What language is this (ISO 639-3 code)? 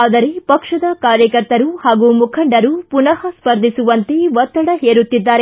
kan